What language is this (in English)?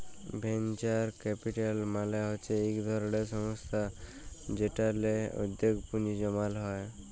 Bangla